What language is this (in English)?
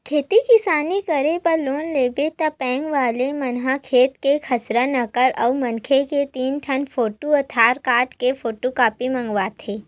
Chhattisgarhi